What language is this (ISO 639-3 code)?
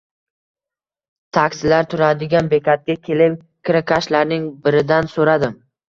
uzb